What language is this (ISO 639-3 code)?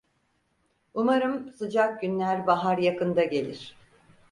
tur